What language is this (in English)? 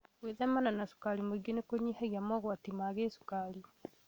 Kikuyu